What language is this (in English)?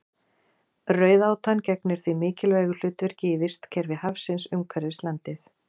Icelandic